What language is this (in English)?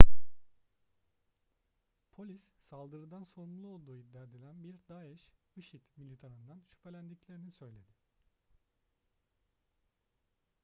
Turkish